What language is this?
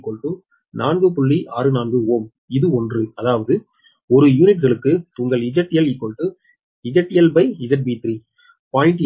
Tamil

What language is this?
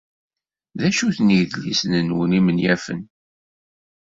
Kabyle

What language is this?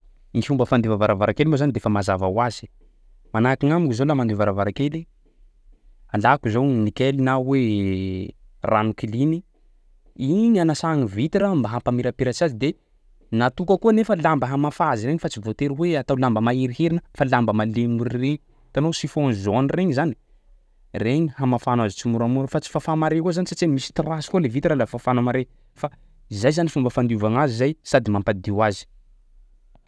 Sakalava Malagasy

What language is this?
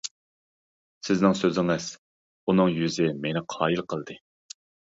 Uyghur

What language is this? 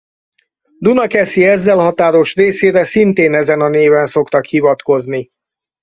Hungarian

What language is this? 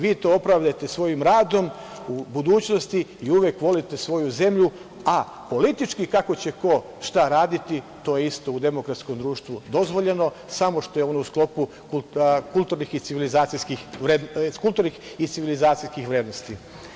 Serbian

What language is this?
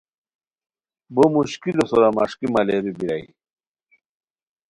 Khowar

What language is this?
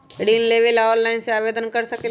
Magahi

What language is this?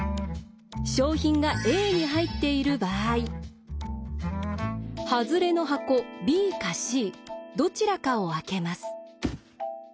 Japanese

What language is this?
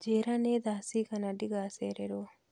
Kikuyu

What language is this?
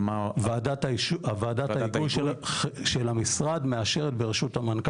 Hebrew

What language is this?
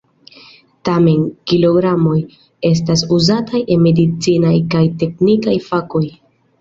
Esperanto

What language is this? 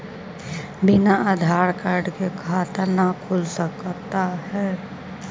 Magahi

